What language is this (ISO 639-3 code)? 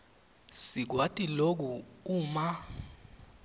ssw